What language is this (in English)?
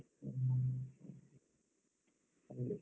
Kannada